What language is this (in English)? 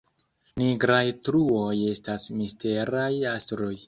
Esperanto